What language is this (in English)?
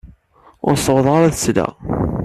Kabyle